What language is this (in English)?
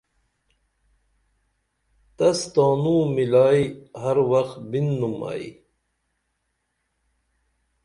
Dameli